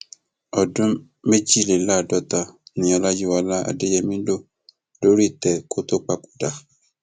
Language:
Yoruba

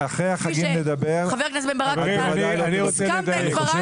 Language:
Hebrew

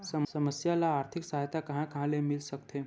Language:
Chhattisgarhi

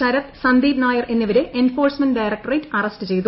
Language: Malayalam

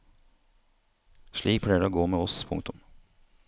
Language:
Norwegian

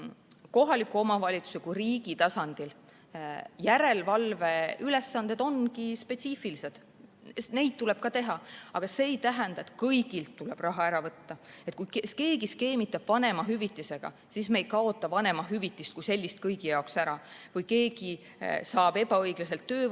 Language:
Estonian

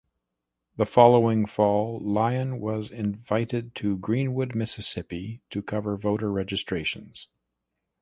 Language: English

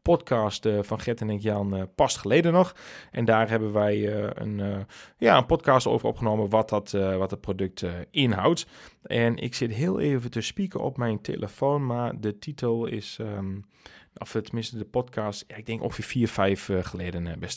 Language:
Dutch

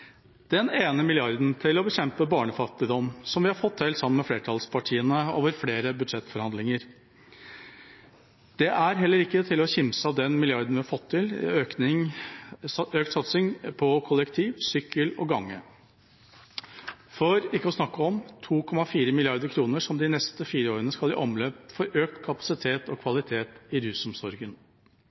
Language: Norwegian Bokmål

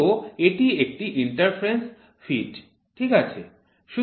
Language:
Bangla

